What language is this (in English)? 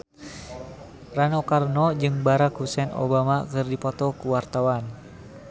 Sundanese